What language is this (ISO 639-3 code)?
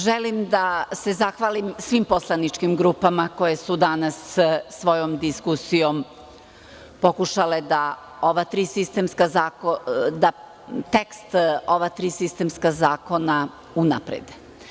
srp